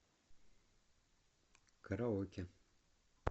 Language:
Russian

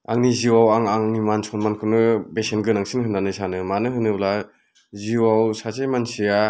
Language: Bodo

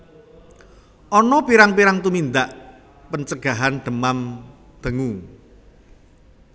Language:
Javanese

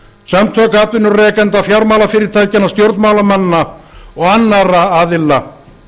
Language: Icelandic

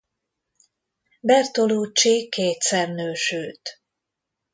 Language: Hungarian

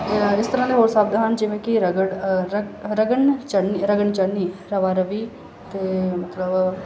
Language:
Punjabi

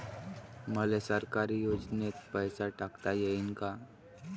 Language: Marathi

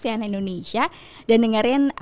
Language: Indonesian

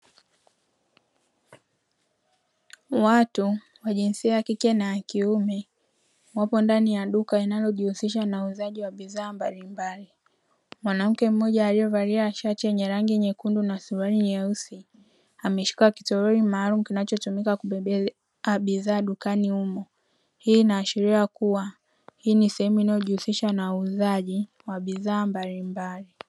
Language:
Swahili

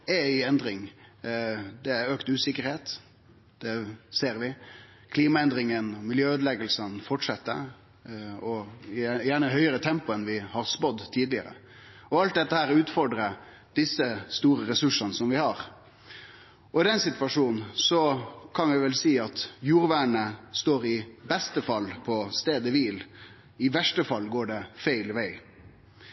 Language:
Norwegian Nynorsk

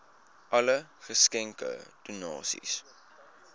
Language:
Afrikaans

